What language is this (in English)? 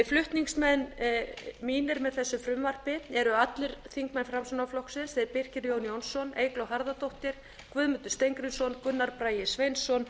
Icelandic